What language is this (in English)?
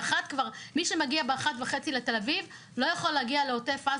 Hebrew